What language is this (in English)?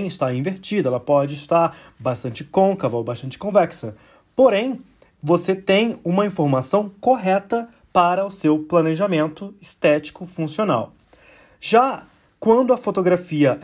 Portuguese